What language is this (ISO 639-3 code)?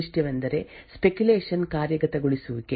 kan